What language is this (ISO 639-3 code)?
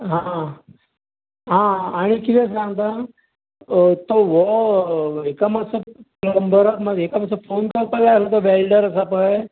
kok